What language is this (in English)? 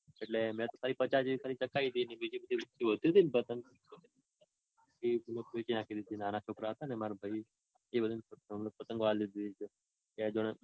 Gujarati